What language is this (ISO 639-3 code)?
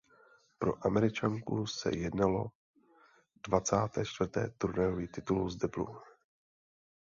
ces